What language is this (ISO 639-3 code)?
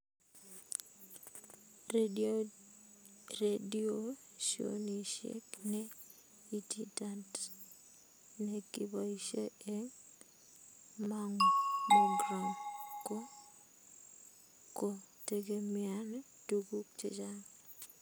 kln